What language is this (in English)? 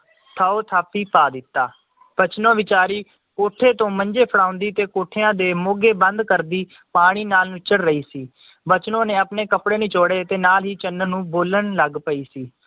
Punjabi